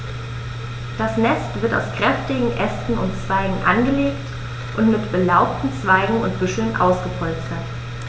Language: German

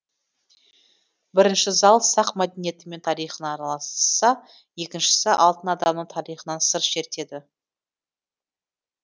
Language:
Kazakh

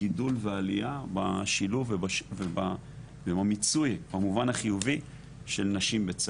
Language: Hebrew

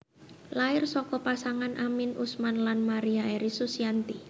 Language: Javanese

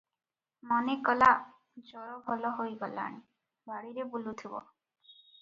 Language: Odia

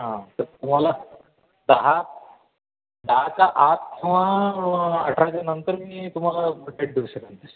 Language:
Marathi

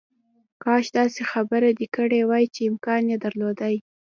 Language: Pashto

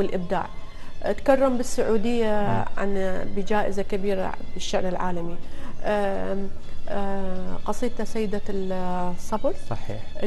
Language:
Arabic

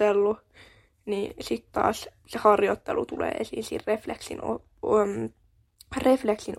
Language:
Finnish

